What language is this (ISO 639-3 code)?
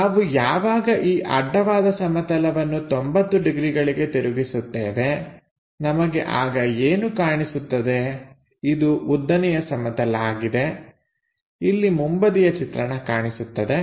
kan